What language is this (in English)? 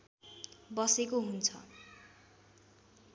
Nepali